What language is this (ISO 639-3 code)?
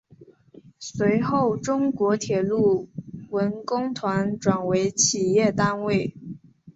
zho